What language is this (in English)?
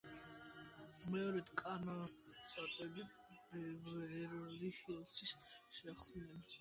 Georgian